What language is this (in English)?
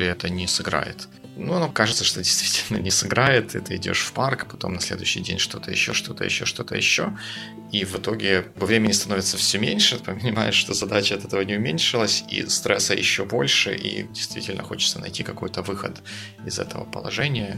Russian